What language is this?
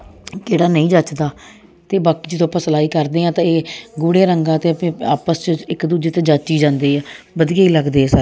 Punjabi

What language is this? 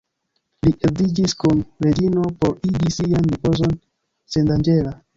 Esperanto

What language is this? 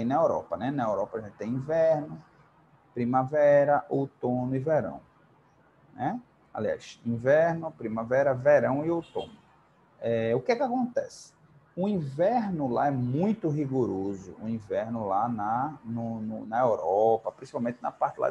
Portuguese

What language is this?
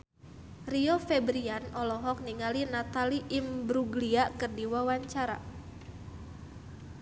Sundanese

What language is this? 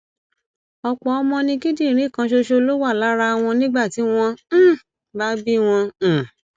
Yoruba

